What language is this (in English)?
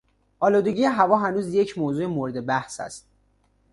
Persian